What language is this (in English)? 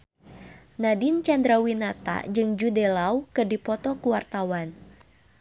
Sundanese